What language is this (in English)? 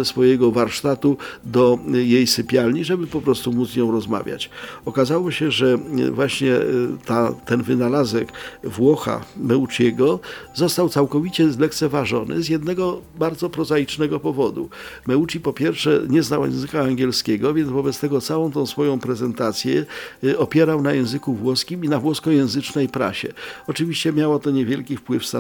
Polish